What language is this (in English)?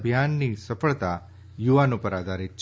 Gujarati